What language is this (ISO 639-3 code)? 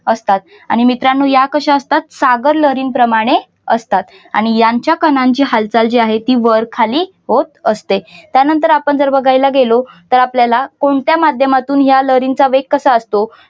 mar